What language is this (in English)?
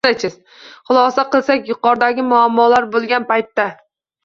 Uzbek